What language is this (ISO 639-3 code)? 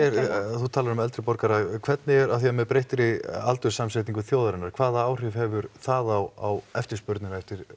isl